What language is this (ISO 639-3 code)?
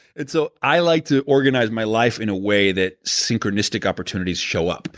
eng